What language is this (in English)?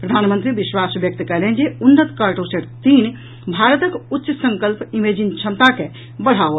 Maithili